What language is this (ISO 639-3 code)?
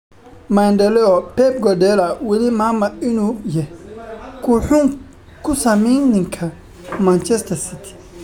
som